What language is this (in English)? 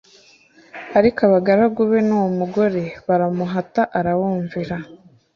Kinyarwanda